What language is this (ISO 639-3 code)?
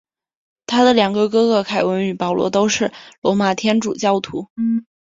zho